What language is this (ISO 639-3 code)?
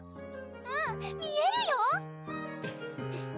jpn